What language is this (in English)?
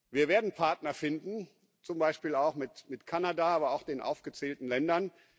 German